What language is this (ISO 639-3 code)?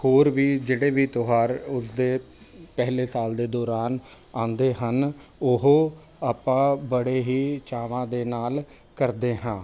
pan